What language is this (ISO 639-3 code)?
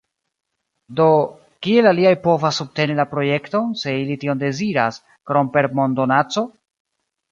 epo